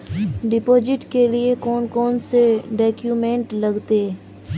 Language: Magahi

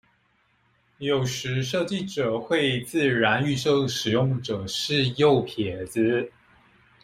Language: Chinese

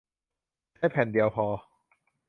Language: Thai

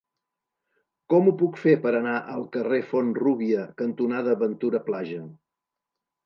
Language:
Catalan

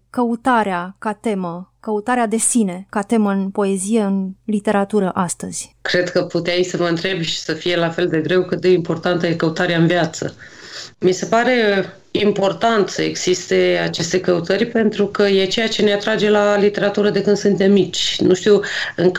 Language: Romanian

